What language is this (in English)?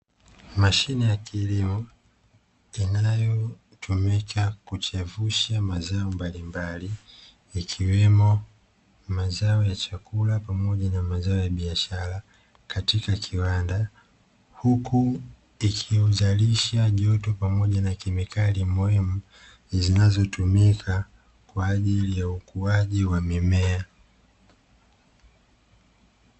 Swahili